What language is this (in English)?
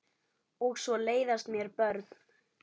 Icelandic